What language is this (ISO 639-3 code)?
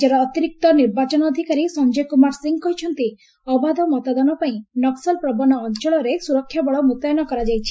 ori